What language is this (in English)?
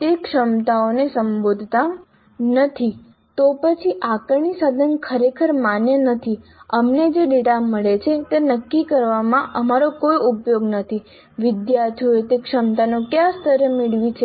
Gujarati